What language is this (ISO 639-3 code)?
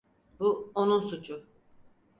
tur